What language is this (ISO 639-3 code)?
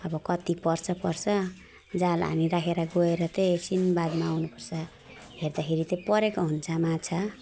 nep